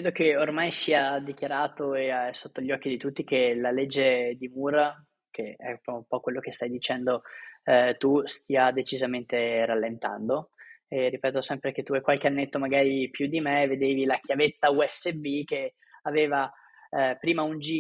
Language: Italian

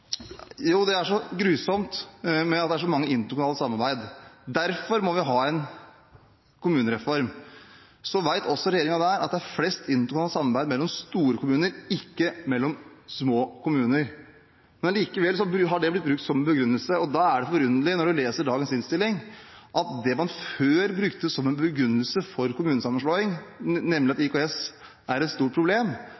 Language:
Norwegian Bokmål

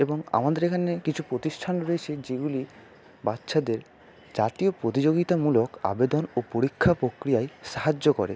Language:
Bangla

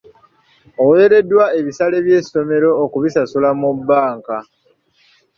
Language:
Ganda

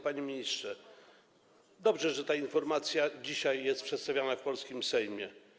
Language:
Polish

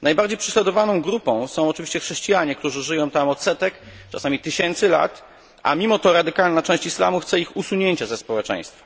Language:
Polish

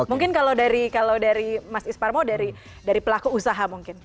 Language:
Indonesian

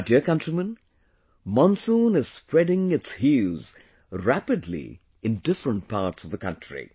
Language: English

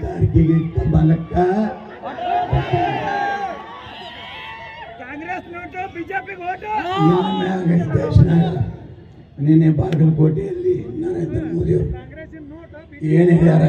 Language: Kannada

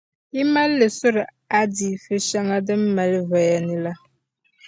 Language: Dagbani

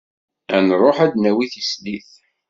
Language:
Kabyle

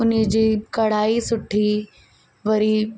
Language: Sindhi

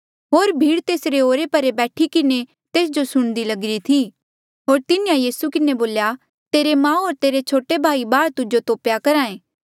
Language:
Mandeali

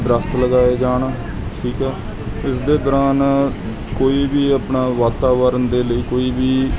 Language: Punjabi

